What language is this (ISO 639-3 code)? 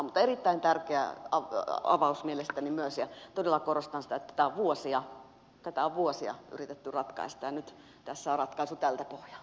fin